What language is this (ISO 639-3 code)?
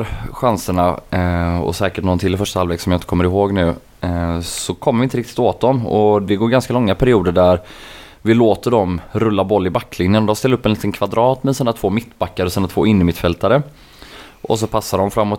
swe